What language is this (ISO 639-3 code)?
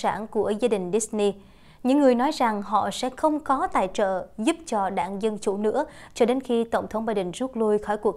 vie